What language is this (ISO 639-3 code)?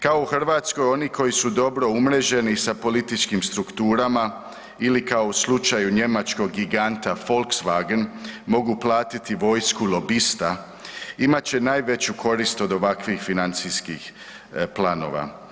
hrv